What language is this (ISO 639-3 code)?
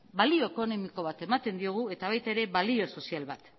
eus